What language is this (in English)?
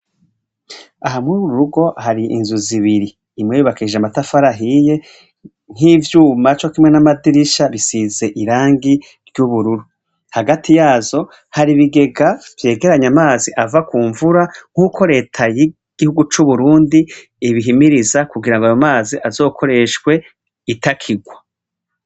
Rundi